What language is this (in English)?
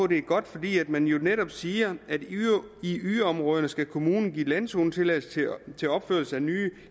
Danish